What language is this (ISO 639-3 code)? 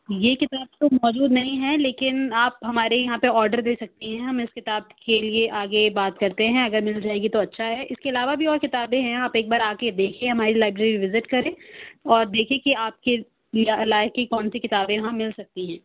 urd